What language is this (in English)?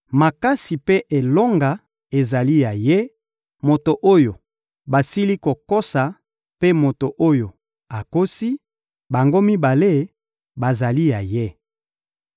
Lingala